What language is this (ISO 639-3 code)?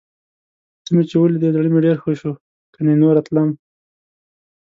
pus